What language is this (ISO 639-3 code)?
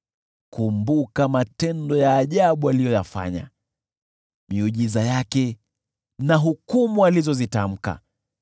swa